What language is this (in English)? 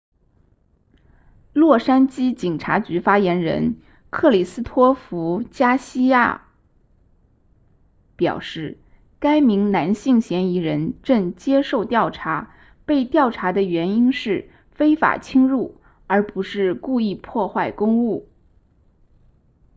Chinese